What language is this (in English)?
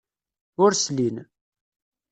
Kabyle